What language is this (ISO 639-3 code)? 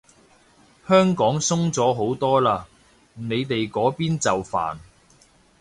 yue